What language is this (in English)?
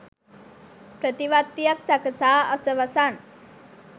Sinhala